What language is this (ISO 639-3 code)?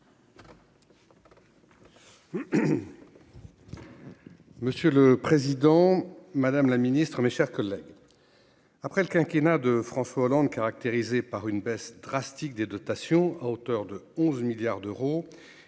fra